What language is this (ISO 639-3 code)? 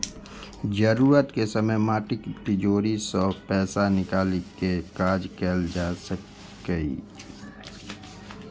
mai